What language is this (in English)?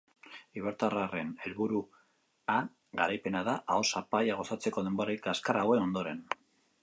Basque